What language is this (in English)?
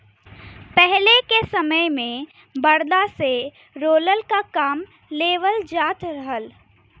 Bhojpuri